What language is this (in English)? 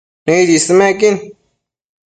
Matsés